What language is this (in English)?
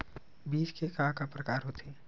Chhattisgarhi